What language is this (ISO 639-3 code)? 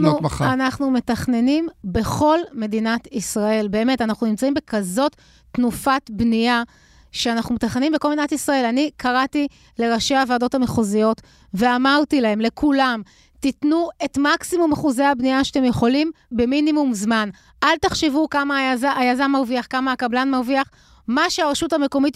heb